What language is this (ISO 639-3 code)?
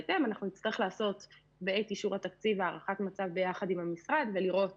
heb